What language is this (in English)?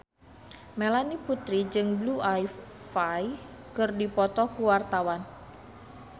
Sundanese